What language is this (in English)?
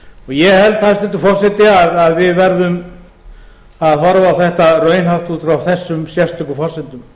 Icelandic